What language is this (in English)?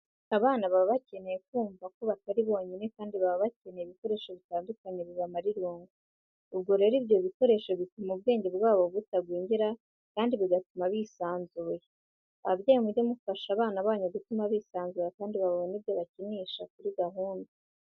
Kinyarwanda